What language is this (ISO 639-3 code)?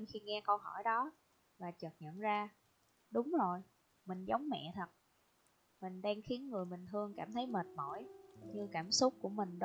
vie